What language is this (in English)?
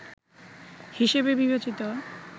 Bangla